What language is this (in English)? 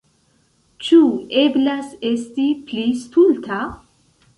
Esperanto